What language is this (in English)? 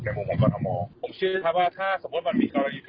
Thai